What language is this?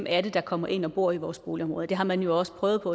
Danish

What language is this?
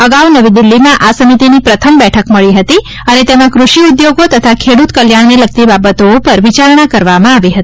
Gujarati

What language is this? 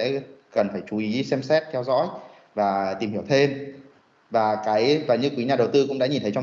Vietnamese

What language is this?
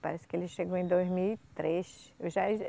Portuguese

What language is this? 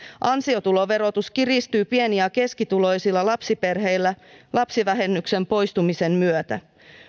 Finnish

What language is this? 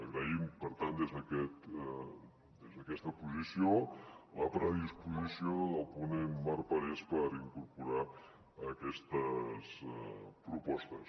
Catalan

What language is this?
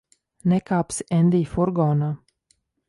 Latvian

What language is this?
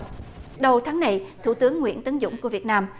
Vietnamese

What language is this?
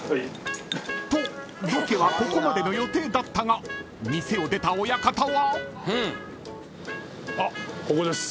Japanese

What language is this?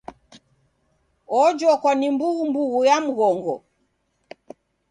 Taita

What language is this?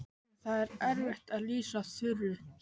Icelandic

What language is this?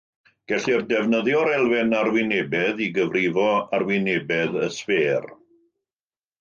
Welsh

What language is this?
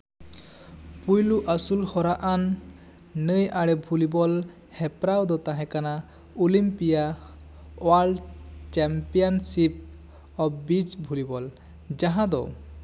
Santali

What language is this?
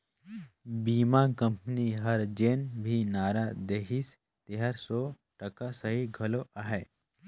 Chhattisgarhi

